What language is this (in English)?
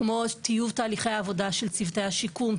Hebrew